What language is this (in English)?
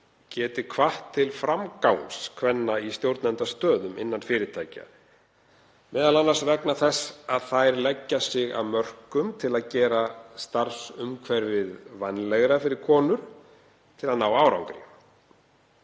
Icelandic